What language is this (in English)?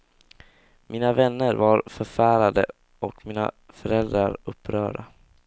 Swedish